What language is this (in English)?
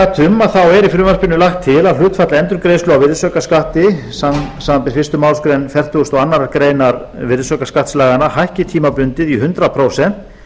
Icelandic